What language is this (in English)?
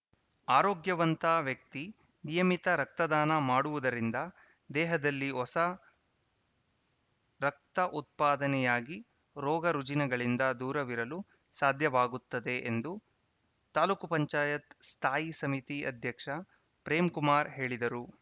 Kannada